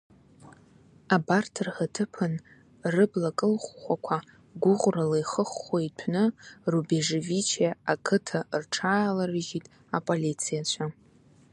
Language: Abkhazian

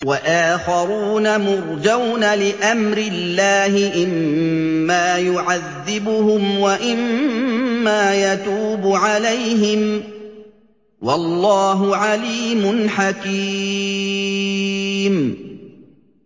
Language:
Arabic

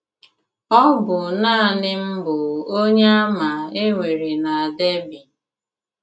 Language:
Igbo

